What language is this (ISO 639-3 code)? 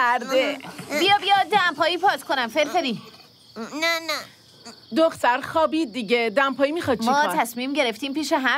fas